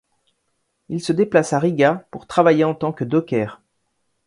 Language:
French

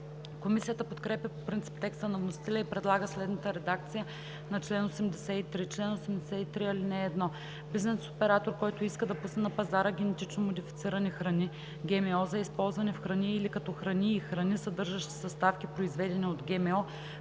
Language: Bulgarian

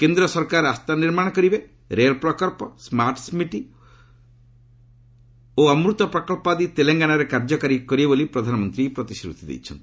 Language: Odia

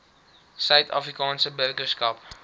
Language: Afrikaans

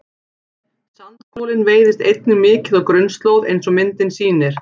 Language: Icelandic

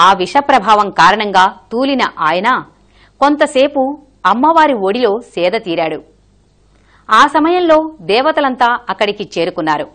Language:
Portuguese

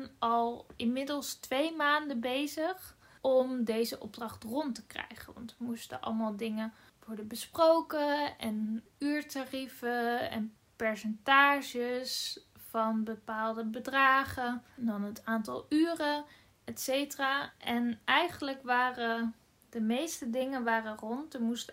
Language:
Dutch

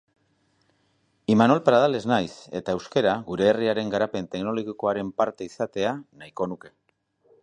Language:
Basque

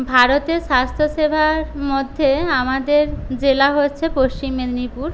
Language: Bangla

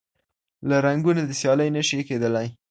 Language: Pashto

